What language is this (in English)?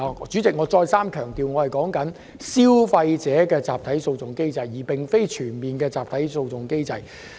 Cantonese